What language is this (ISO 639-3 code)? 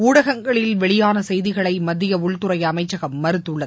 tam